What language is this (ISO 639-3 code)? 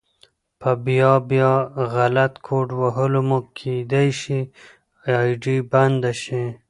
pus